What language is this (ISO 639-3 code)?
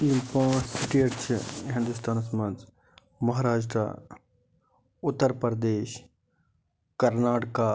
kas